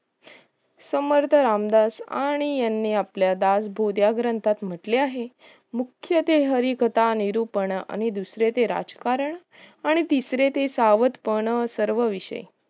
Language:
Marathi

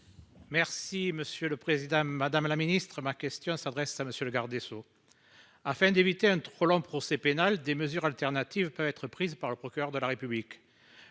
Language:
French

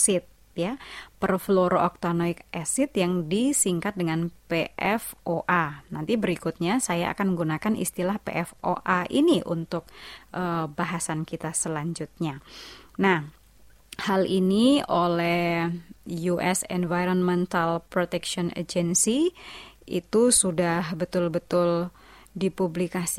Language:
Indonesian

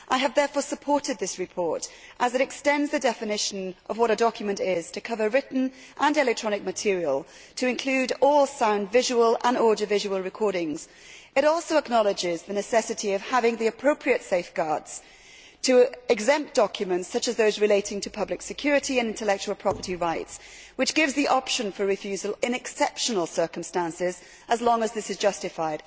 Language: English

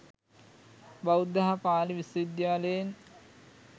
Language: Sinhala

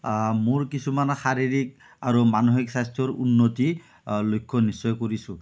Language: Assamese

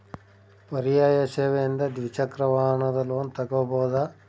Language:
Kannada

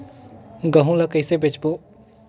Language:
Chhattisgarhi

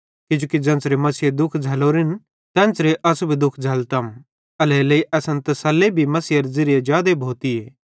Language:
Bhadrawahi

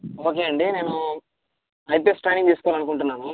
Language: Telugu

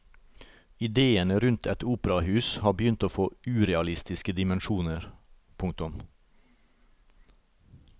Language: Norwegian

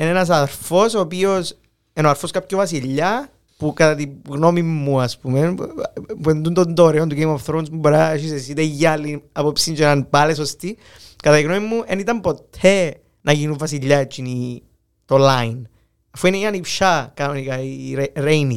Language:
Greek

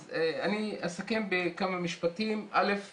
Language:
Hebrew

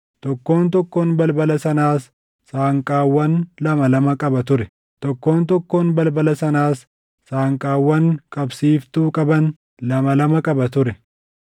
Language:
Oromo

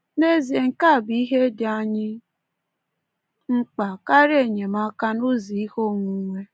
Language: Igbo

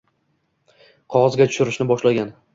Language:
Uzbek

